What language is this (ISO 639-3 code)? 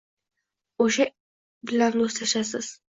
uzb